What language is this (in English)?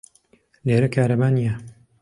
Central Kurdish